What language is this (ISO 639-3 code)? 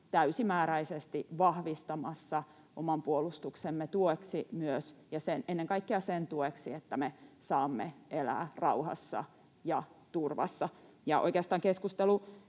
fin